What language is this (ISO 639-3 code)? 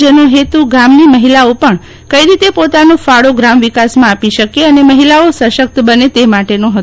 guj